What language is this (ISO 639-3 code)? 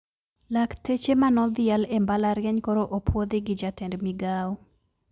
luo